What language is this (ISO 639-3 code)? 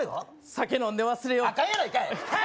jpn